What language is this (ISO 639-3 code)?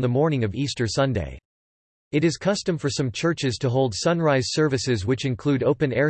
eng